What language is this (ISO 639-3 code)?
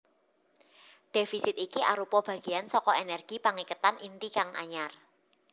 jav